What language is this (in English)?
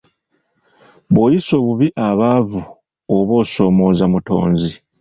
Ganda